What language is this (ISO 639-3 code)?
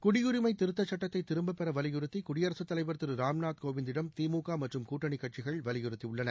tam